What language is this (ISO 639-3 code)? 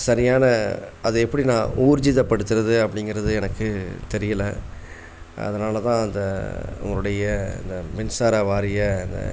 tam